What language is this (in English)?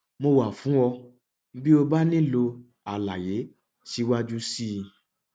Yoruba